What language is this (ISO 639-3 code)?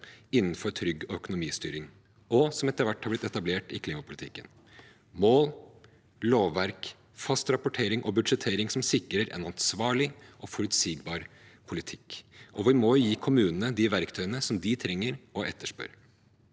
nor